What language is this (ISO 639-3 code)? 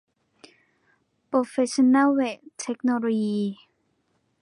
tha